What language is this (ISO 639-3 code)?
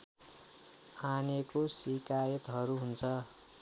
nep